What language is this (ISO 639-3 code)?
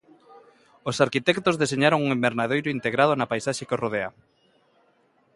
glg